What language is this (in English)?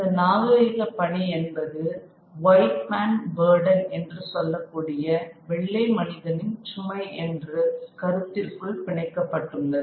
Tamil